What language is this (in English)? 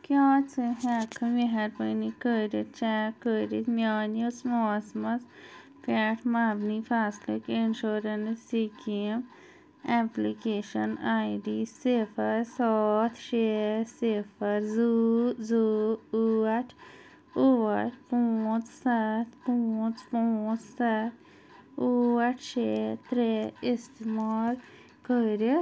Kashmiri